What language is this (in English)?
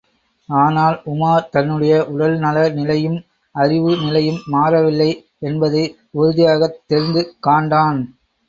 Tamil